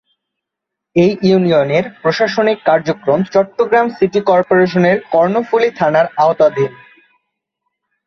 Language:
Bangla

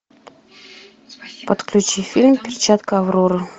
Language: Russian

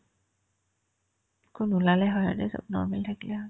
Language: Assamese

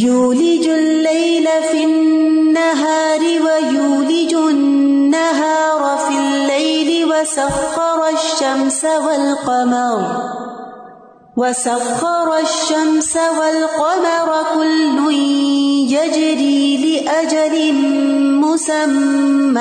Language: Urdu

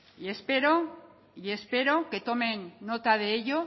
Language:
Spanish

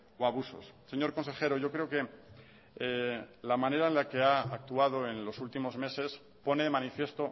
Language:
Spanish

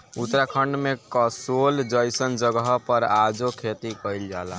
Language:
Bhojpuri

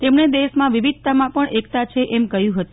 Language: Gujarati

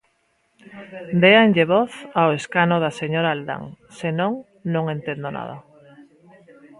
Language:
Galician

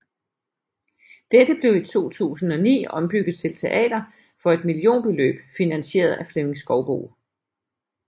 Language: Danish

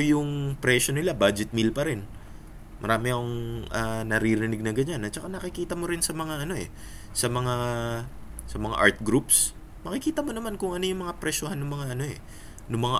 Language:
Filipino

